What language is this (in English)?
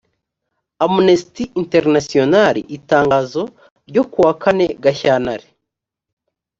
Kinyarwanda